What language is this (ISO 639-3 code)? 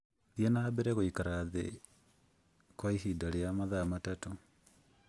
kik